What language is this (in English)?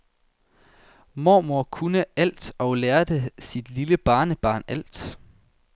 Danish